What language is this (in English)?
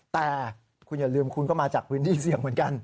Thai